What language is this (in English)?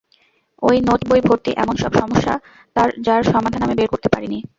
Bangla